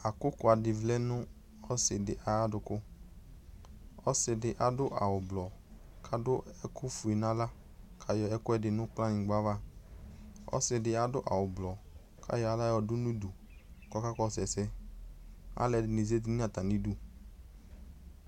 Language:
Ikposo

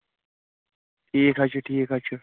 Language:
Kashmiri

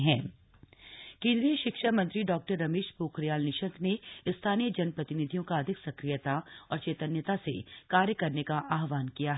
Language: Hindi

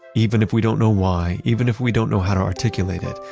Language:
English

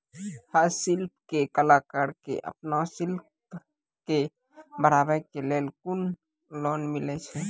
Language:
Maithili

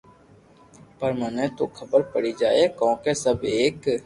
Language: Loarki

